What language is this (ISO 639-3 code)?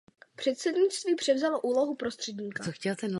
ces